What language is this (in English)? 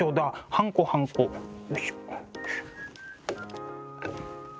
Japanese